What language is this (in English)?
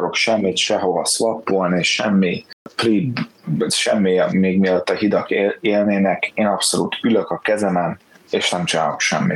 Hungarian